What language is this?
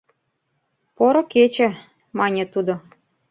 Mari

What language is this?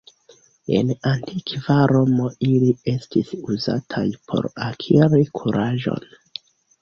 Esperanto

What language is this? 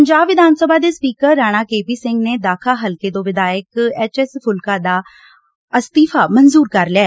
Punjabi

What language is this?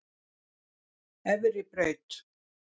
Icelandic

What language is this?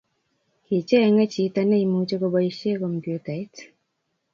Kalenjin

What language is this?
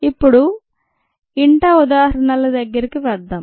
Telugu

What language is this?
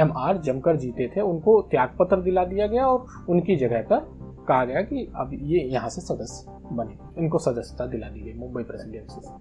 Hindi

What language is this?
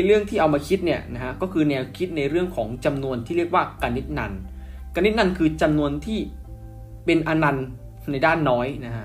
Thai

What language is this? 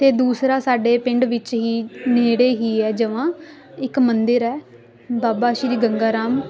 Punjabi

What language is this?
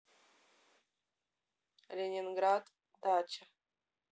Russian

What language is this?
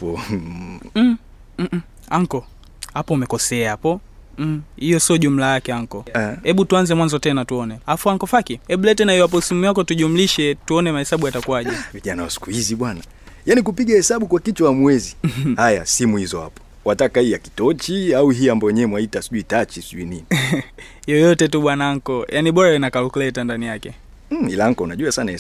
Swahili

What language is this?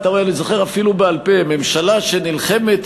Hebrew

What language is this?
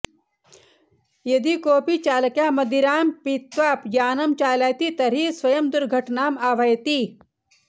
Sanskrit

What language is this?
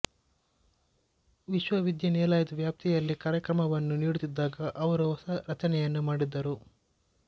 Kannada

